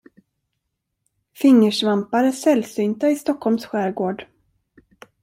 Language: Swedish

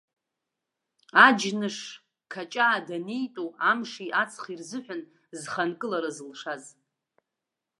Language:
Abkhazian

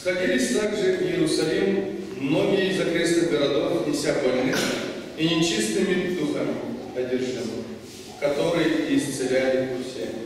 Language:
Russian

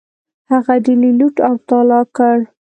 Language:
Pashto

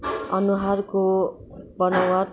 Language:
Nepali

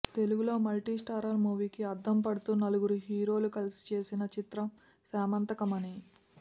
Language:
Telugu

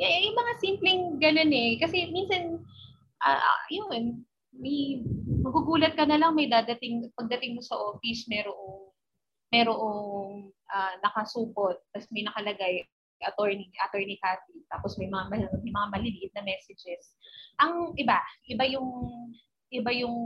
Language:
Filipino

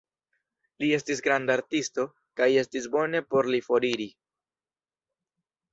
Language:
Esperanto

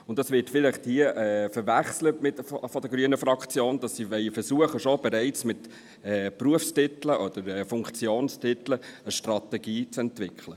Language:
Swiss German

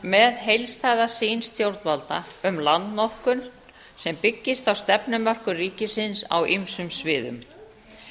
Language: Icelandic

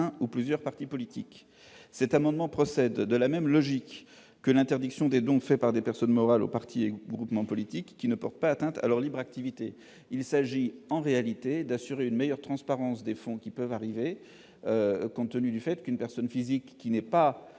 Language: French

